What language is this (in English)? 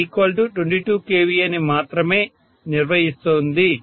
Telugu